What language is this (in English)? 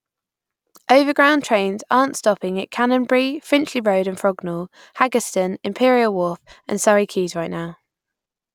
English